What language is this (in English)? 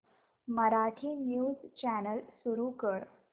Marathi